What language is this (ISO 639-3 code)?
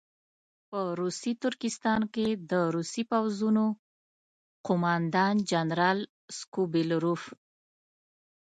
pus